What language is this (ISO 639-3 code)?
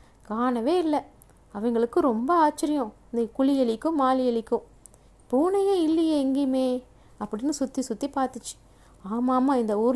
tam